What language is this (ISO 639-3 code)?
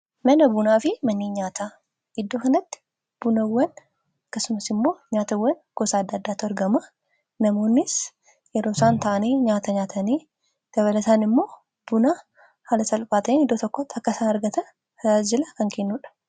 orm